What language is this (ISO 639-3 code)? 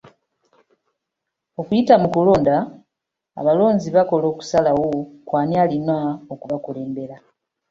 lug